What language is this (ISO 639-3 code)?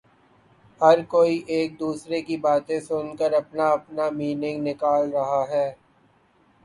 urd